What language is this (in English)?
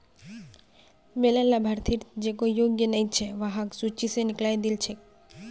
Magahi